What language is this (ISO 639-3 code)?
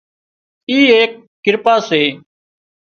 kxp